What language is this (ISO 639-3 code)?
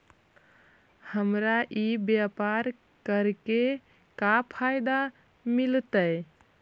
mag